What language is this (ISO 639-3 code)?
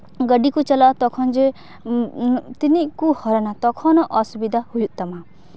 sat